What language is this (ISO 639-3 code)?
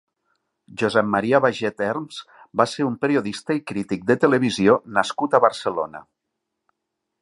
cat